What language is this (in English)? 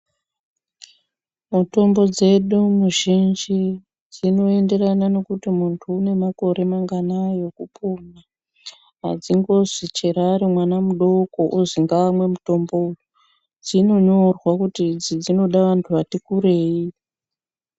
Ndau